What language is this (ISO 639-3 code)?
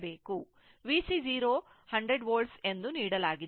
kan